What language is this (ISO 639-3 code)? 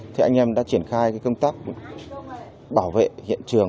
vie